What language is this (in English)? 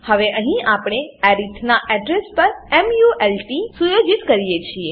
Gujarati